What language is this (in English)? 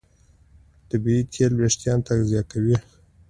Pashto